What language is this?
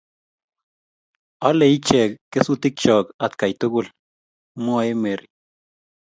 Kalenjin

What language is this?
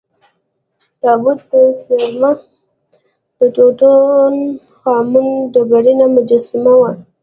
Pashto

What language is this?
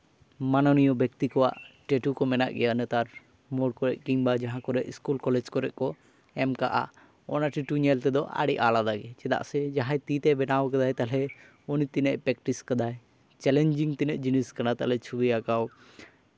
Santali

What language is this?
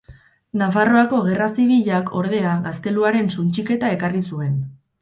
Basque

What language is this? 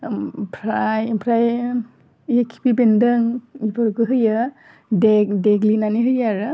Bodo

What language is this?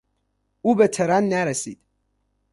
Persian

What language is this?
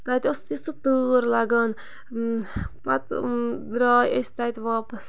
Kashmiri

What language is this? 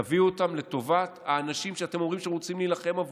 Hebrew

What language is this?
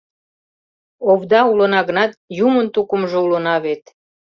Mari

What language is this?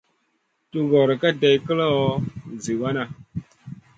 Masana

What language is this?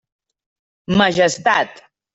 Catalan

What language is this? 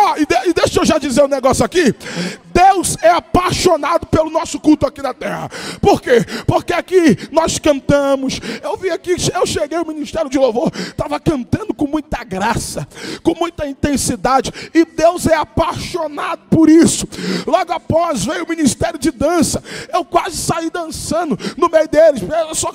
Portuguese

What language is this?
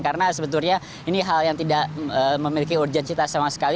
Indonesian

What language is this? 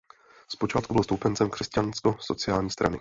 Czech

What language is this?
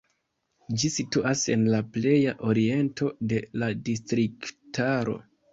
Esperanto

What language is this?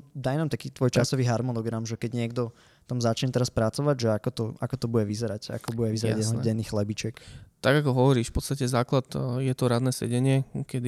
Slovak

